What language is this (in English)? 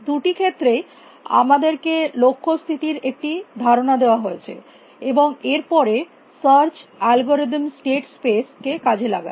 Bangla